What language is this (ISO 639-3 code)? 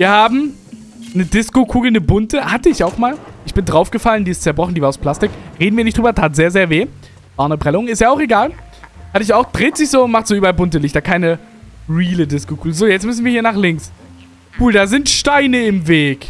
deu